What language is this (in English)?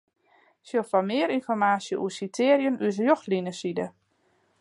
Western Frisian